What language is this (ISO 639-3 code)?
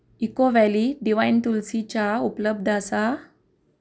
kok